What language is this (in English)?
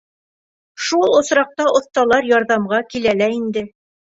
Bashkir